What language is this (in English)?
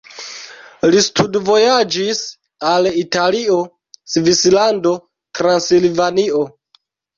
Esperanto